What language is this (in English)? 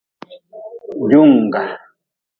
Nawdm